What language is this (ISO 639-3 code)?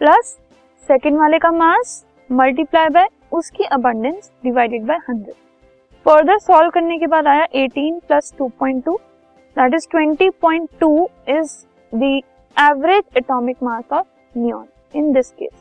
hin